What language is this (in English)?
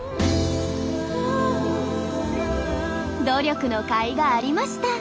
Japanese